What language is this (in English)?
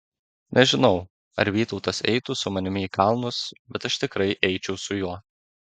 Lithuanian